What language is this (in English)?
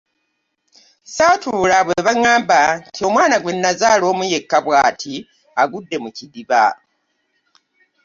Ganda